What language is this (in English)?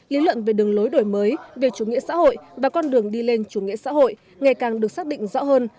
Vietnamese